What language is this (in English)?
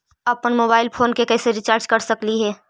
Magahi